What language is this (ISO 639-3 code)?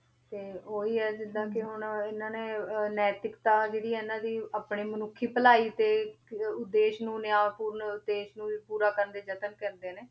pan